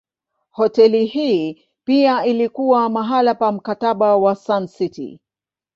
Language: Swahili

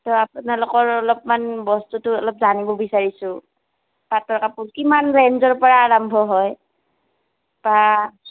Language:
Assamese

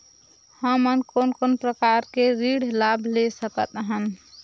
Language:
Chhattisgarhi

